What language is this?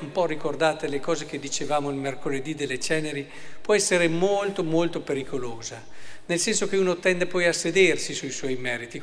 Italian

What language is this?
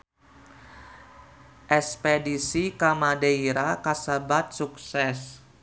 Sundanese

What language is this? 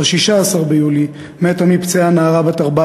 Hebrew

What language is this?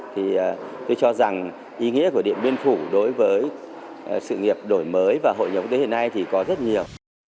Vietnamese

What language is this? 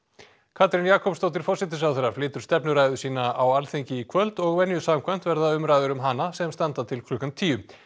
Icelandic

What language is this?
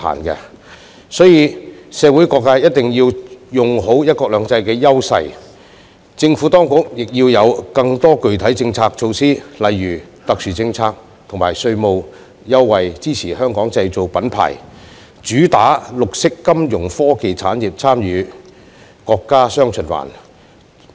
Cantonese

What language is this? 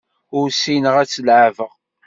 Kabyle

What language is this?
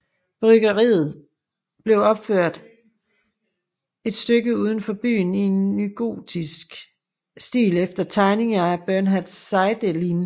Danish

